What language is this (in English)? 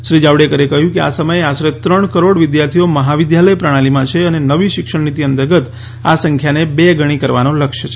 Gujarati